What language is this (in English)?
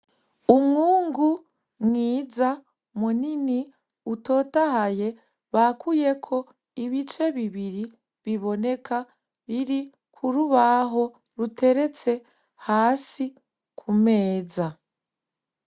Rundi